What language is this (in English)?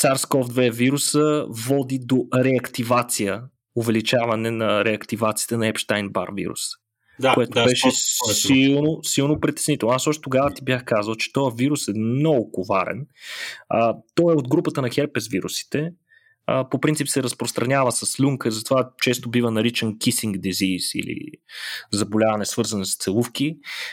Bulgarian